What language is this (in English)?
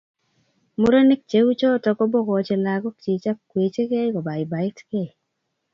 Kalenjin